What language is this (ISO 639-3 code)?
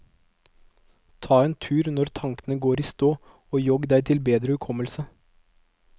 nor